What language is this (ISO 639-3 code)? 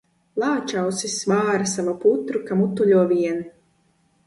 lav